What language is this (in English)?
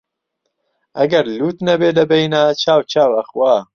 Central Kurdish